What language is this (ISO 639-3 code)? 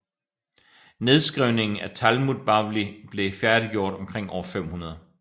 dan